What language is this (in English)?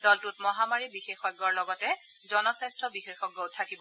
Assamese